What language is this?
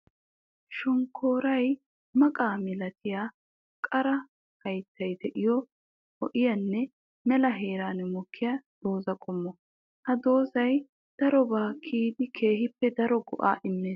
Wolaytta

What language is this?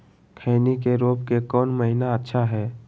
Magahi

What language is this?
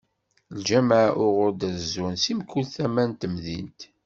Kabyle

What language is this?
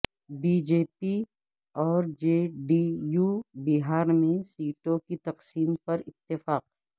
Urdu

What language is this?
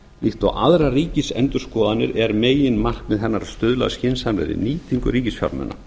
Icelandic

